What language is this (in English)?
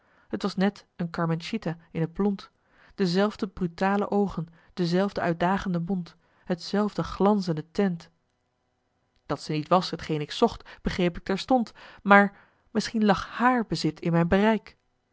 Dutch